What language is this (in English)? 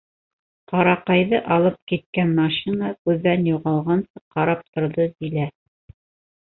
Bashkir